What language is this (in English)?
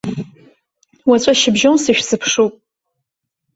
Abkhazian